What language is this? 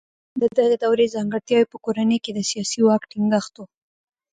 Pashto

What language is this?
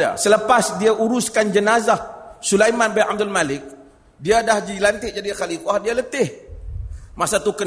Malay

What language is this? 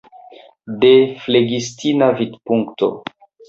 Esperanto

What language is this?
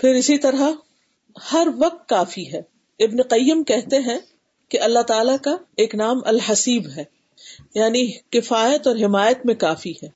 Urdu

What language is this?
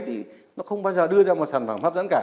Vietnamese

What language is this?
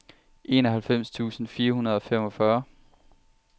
Danish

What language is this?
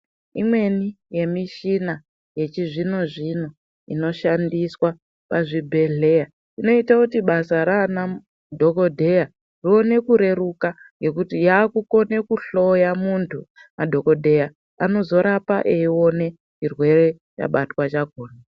Ndau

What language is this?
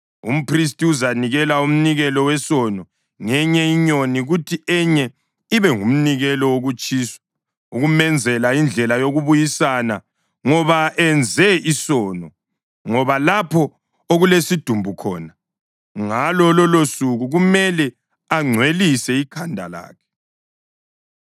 North Ndebele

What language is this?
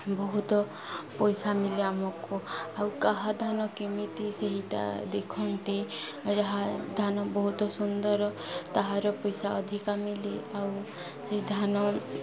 Odia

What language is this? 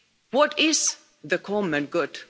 English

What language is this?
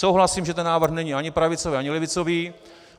Czech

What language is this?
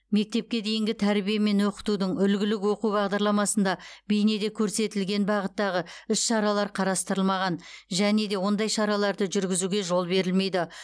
Kazakh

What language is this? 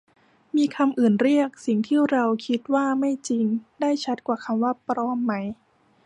Thai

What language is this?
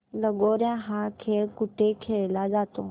Marathi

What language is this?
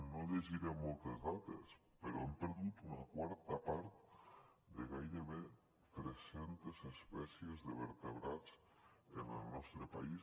Catalan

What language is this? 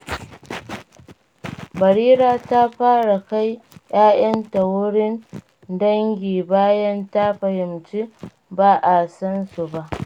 Hausa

